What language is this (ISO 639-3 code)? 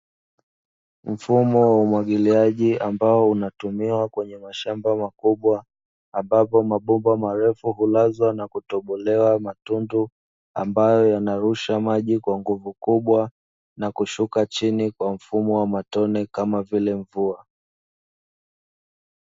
swa